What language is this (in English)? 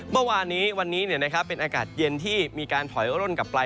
Thai